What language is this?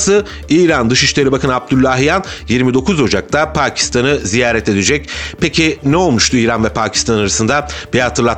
Turkish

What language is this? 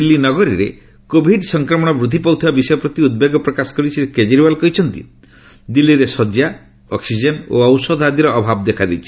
Odia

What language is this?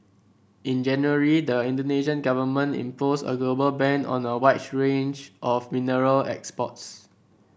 English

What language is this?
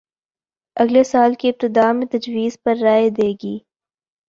Urdu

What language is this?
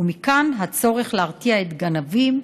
Hebrew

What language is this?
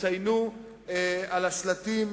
Hebrew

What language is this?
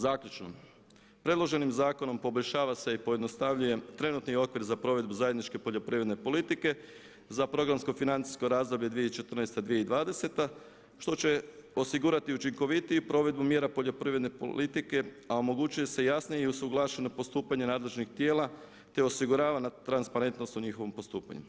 Croatian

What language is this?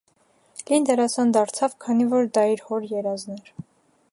Armenian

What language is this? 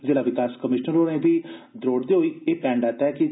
Dogri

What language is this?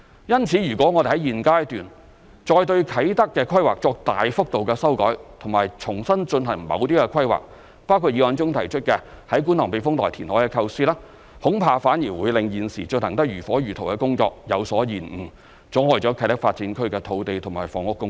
Cantonese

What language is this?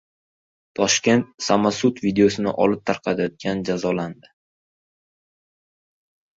Uzbek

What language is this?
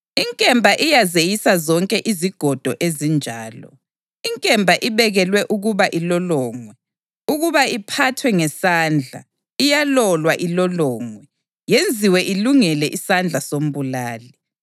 North Ndebele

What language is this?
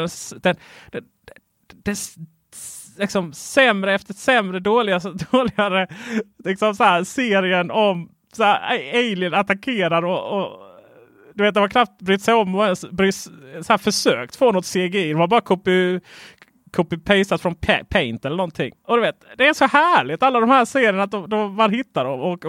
Swedish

